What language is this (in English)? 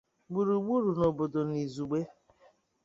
Igbo